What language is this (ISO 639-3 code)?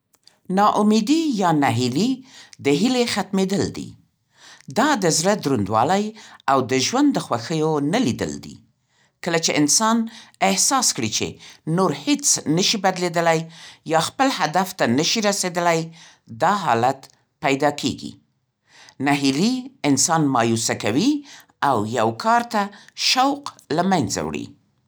pst